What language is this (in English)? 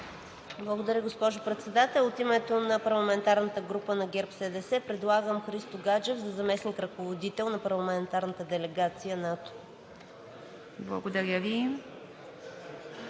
Bulgarian